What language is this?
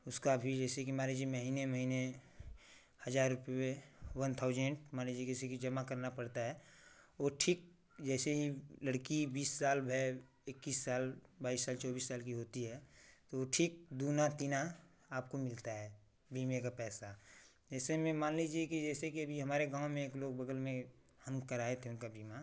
Hindi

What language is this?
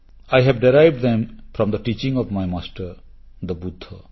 Odia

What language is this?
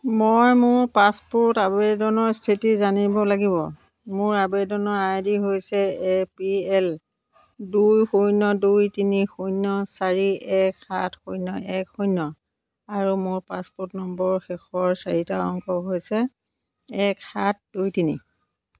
Assamese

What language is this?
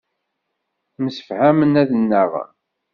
Kabyle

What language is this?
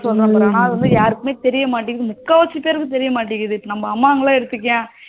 Tamil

